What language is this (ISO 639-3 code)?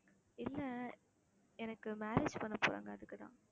tam